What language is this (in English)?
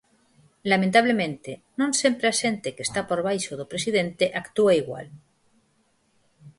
Galician